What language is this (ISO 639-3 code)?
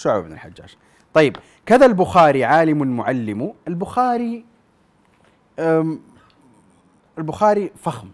ara